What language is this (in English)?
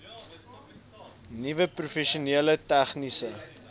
Afrikaans